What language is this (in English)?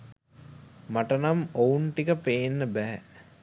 Sinhala